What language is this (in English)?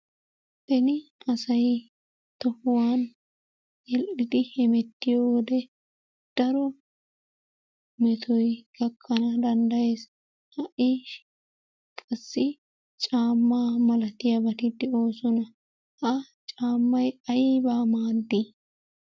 Wolaytta